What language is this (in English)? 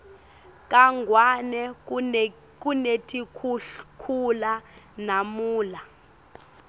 Swati